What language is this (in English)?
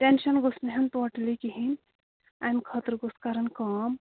Kashmiri